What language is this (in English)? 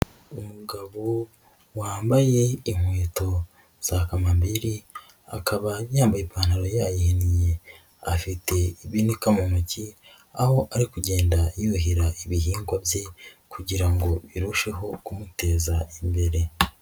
Kinyarwanda